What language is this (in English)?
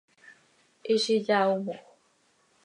Seri